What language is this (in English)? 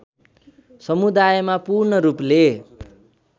Nepali